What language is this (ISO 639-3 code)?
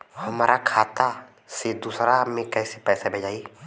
bho